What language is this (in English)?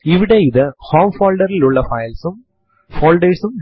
Malayalam